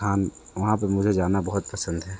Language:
Hindi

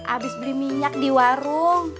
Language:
Indonesian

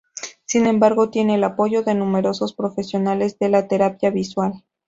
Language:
Spanish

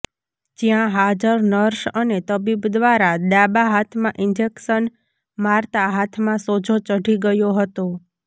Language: Gujarati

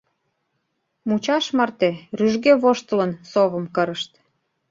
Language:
Mari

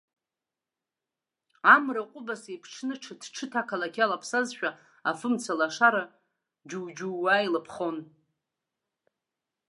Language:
Abkhazian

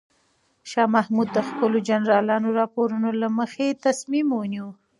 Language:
Pashto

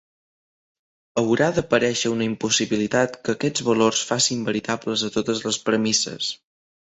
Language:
Catalan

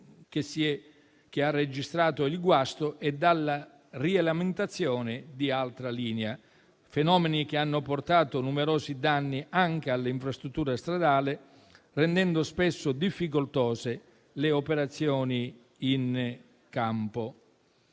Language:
Italian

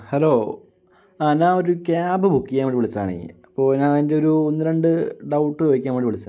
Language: Malayalam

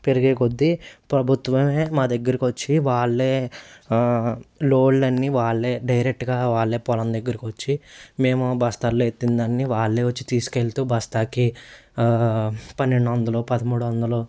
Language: Telugu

